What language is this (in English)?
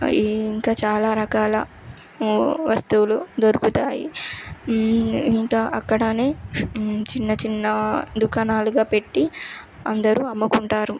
Telugu